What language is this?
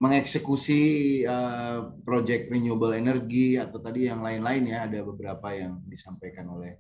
Indonesian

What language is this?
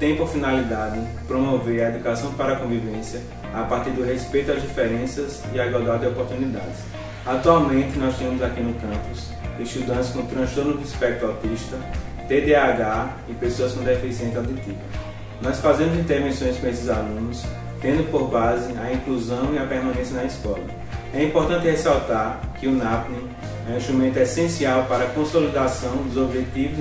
Portuguese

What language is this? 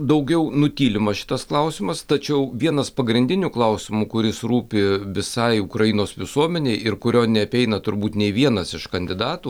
Lithuanian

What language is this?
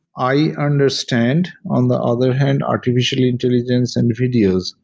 English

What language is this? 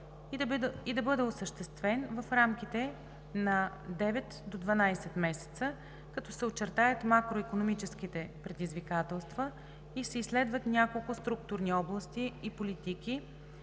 Bulgarian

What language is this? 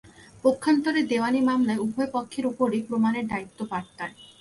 Bangla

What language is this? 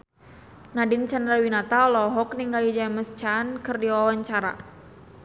Sundanese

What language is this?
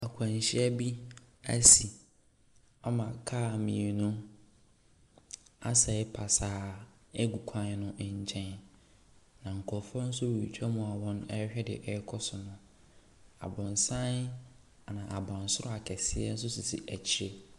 Akan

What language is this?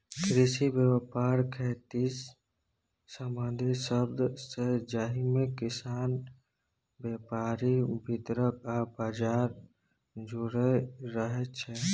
Maithili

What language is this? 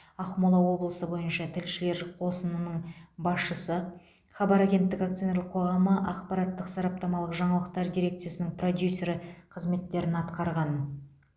Kazakh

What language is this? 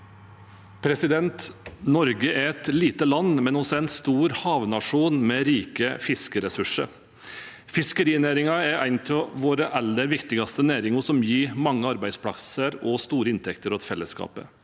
Norwegian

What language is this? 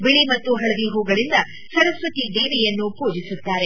Kannada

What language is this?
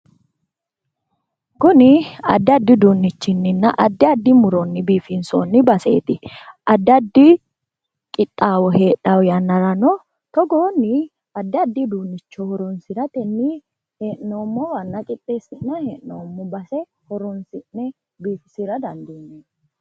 Sidamo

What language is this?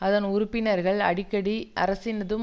Tamil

